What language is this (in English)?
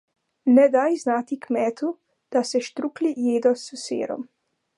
Slovenian